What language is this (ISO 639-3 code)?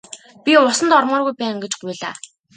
mon